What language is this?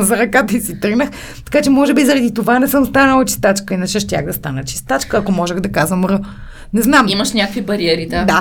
Bulgarian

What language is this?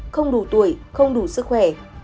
Vietnamese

